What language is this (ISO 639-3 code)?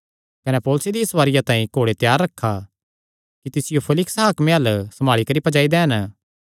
xnr